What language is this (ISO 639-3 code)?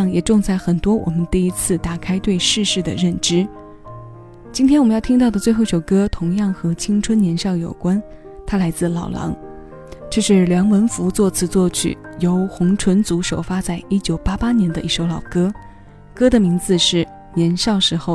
zho